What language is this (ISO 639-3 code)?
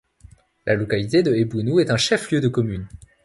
fra